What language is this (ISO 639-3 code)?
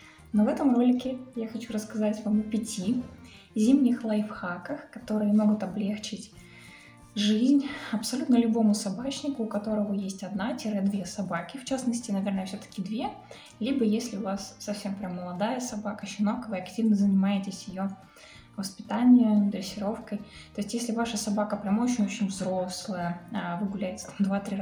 rus